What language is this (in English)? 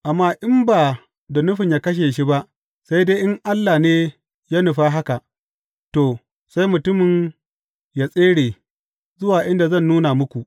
Hausa